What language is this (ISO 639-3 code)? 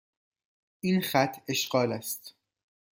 fas